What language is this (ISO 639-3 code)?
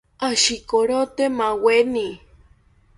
cpy